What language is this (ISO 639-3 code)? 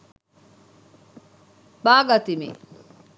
sin